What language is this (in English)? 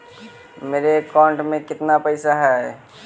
Magahi